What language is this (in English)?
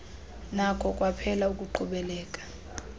Xhosa